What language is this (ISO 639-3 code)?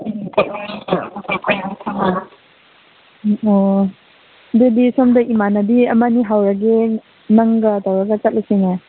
mni